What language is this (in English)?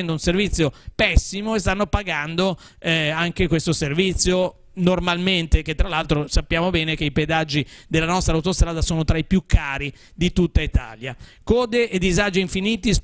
Italian